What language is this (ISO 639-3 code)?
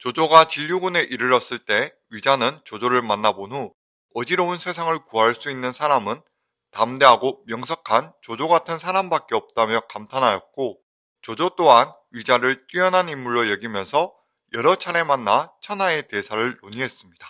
kor